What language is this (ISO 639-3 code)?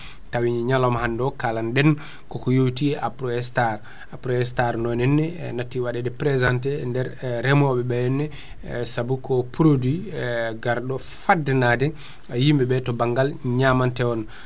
ful